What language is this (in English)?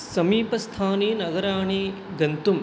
Sanskrit